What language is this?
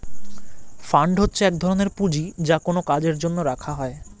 Bangla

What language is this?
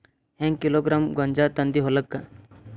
Kannada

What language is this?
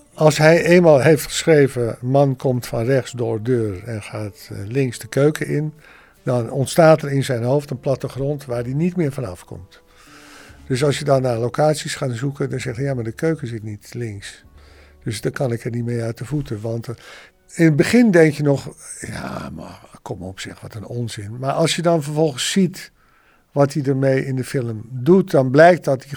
Dutch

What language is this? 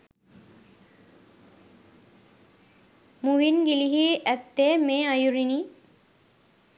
Sinhala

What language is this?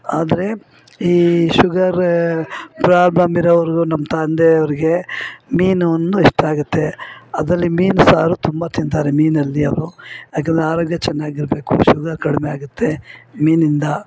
Kannada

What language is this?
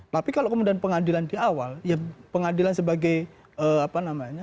Indonesian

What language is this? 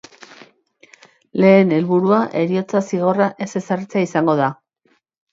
Basque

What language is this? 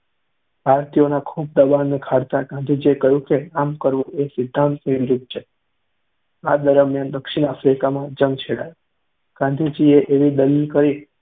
Gujarati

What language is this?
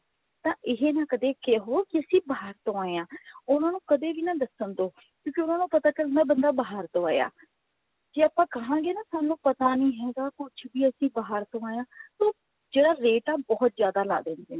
Punjabi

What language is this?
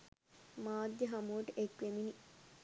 Sinhala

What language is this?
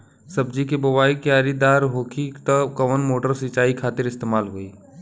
Bhojpuri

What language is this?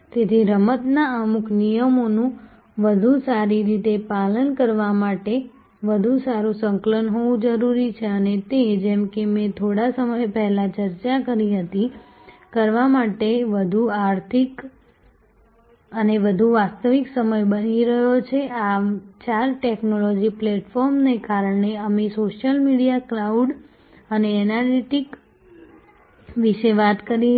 Gujarati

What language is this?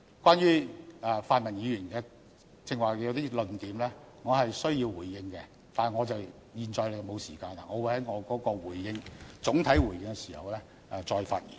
Cantonese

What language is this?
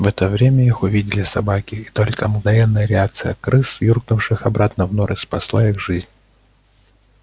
Russian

